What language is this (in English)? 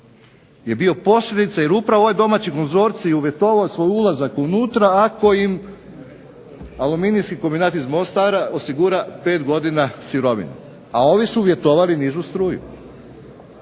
Croatian